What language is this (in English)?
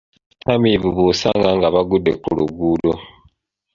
Ganda